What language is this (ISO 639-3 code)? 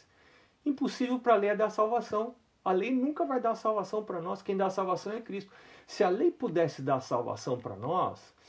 por